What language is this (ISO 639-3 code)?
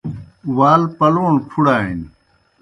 plk